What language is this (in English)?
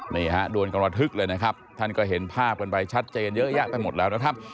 Thai